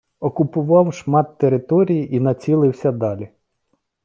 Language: Ukrainian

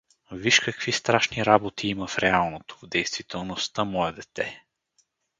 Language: Bulgarian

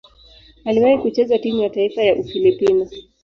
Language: Swahili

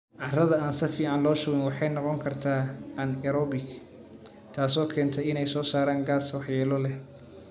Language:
Somali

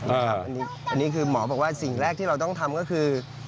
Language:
Thai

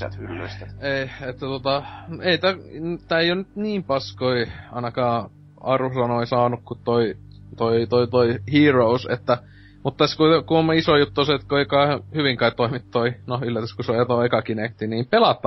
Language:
Finnish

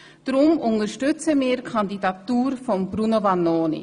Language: Swiss German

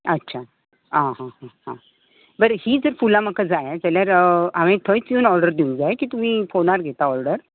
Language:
Konkani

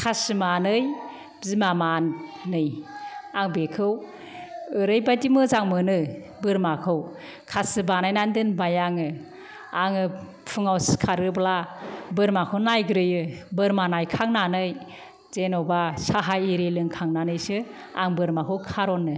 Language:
Bodo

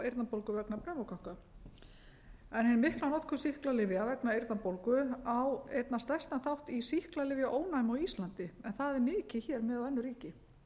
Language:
Icelandic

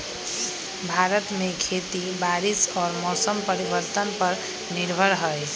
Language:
Magahi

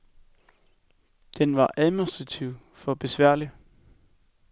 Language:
Danish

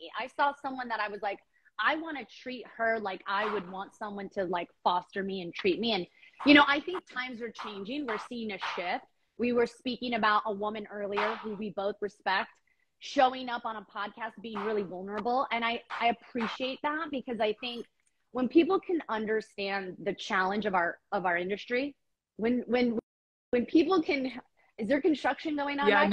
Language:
English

